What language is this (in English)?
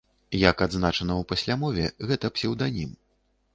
Belarusian